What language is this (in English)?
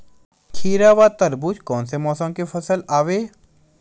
Chhattisgarhi